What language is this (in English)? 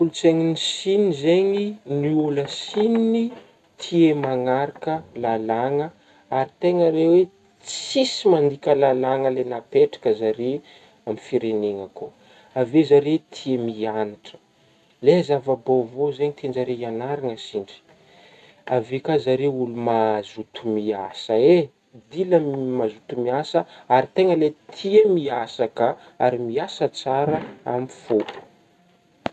Northern Betsimisaraka Malagasy